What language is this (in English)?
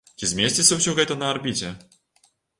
Belarusian